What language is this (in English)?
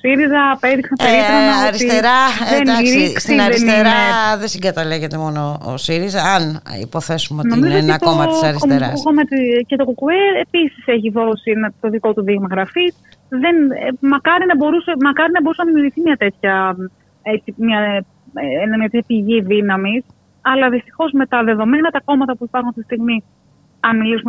Greek